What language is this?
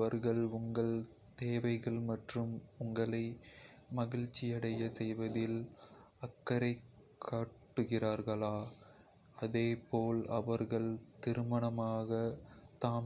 Kota (India)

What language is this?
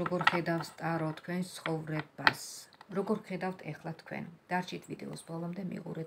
Romanian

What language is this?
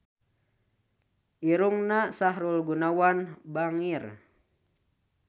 Sundanese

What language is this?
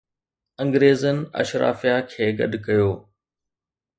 Sindhi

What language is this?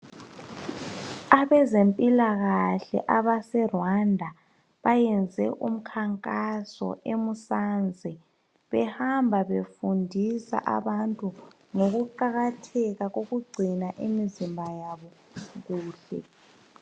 North Ndebele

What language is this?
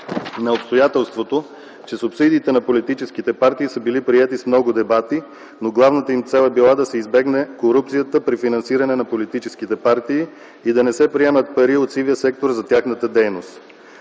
Bulgarian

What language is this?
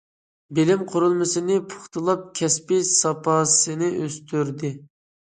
Uyghur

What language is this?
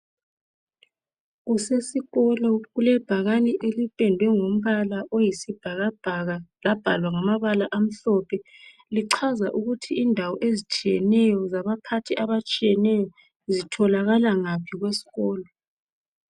North Ndebele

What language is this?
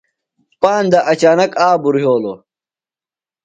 Phalura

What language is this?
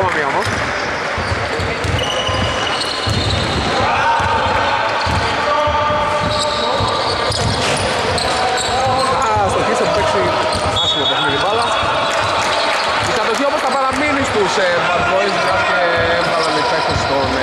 Greek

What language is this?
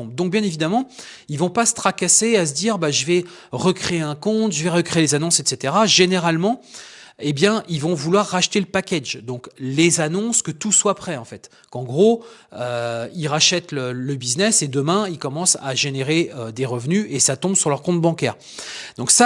French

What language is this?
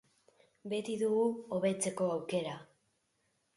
Basque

